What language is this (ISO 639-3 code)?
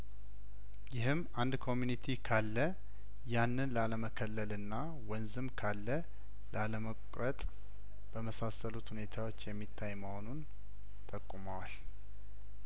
amh